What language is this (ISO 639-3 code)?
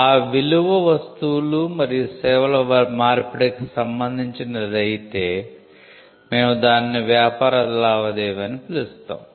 tel